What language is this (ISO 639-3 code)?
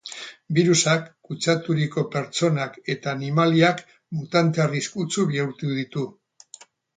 eus